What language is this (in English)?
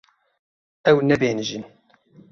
Kurdish